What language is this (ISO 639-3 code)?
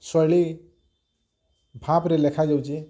ori